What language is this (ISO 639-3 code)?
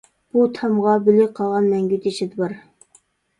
uig